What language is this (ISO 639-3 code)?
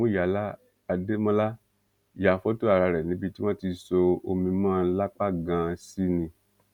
yor